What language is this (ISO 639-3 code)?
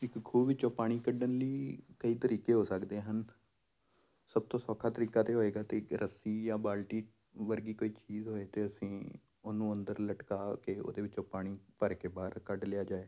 pan